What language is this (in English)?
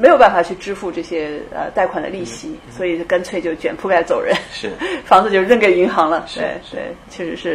Chinese